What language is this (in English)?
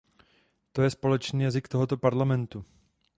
Czech